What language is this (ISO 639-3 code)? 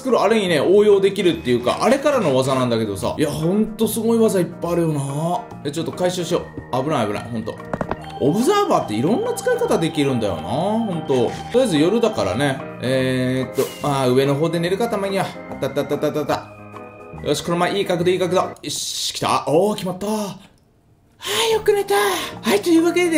jpn